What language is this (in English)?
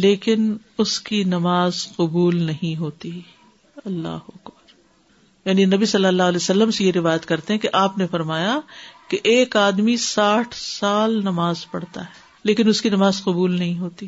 Urdu